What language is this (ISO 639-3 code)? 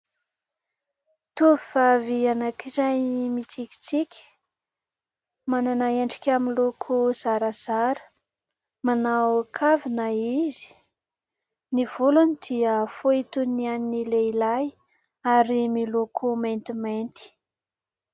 mlg